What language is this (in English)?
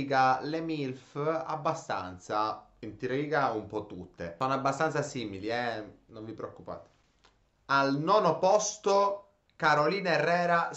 Italian